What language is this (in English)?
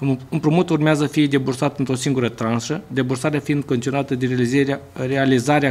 Romanian